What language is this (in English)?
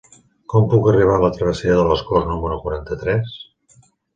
Catalan